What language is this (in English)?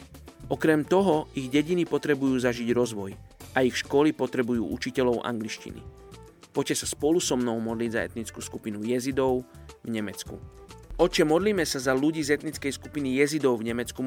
Slovak